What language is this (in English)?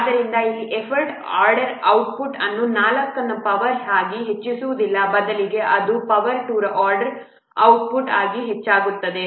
Kannada